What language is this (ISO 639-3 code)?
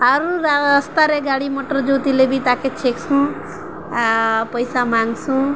ori